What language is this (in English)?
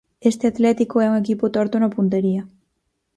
Galician